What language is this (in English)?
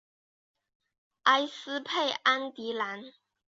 Chinese